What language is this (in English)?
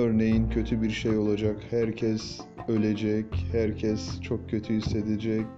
Turkish